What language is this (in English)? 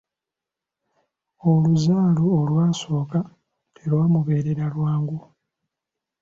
Ganda